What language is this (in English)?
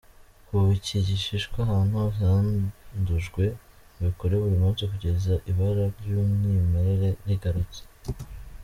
Kinyarwanda